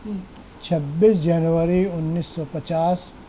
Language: Urdu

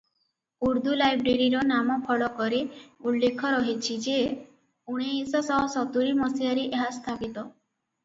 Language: Odia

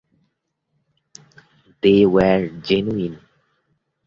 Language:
English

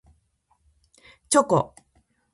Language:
Japanese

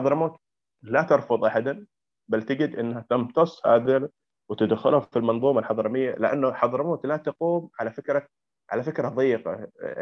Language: Arabic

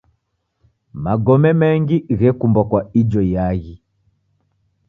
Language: Taita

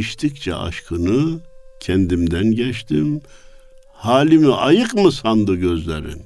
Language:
Turkish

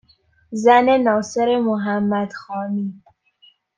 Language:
Persian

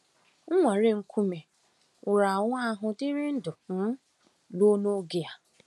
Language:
Igbo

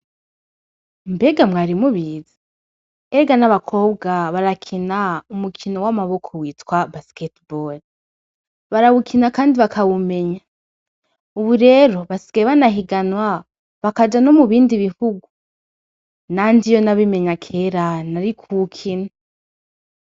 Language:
Rundi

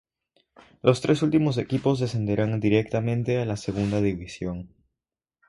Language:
Spanish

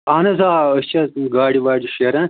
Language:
Kashmiri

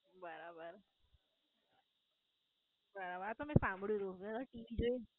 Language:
Gujarati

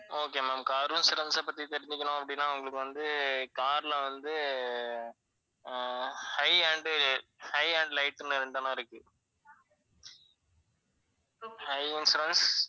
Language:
Tamil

